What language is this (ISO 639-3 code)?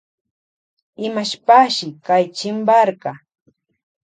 qvj